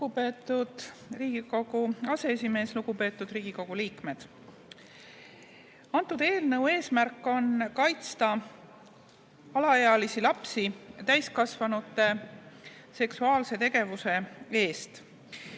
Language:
Estonian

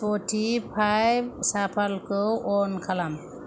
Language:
Bodo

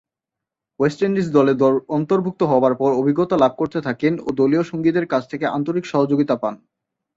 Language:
Bangla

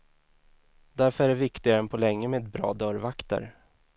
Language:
Swedish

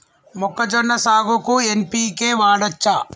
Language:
Telugu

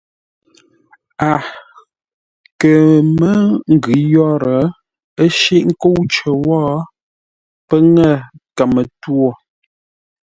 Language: Ngombale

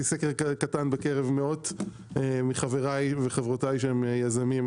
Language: Hebrew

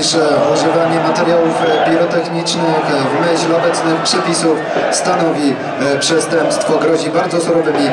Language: Polish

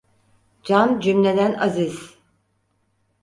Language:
Turkish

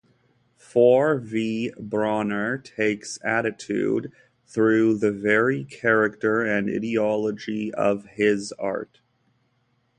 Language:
English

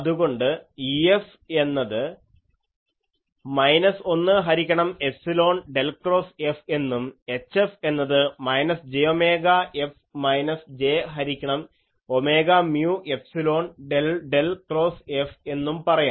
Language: Malayalam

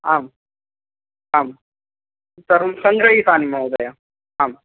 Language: Sanskrit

